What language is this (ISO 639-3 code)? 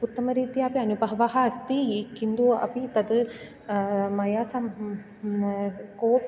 san